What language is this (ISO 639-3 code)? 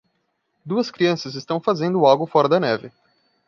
por